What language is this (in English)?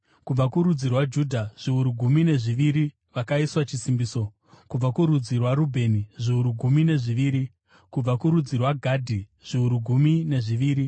Shona